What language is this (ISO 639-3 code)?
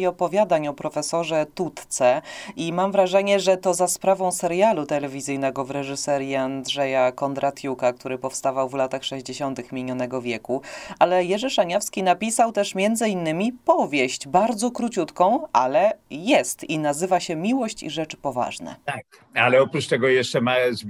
pol